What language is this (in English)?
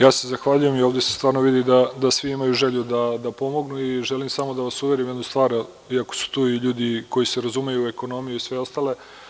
Serbian